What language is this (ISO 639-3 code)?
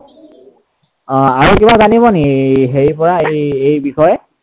asm